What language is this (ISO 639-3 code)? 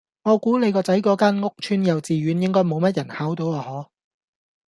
yue